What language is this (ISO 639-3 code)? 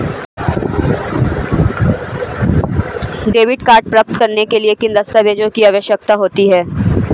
hin